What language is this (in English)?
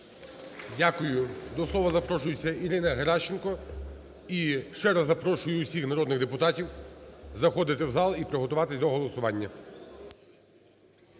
Ukrainian